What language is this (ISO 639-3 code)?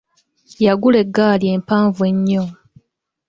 lug